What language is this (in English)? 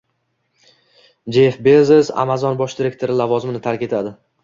Uzbek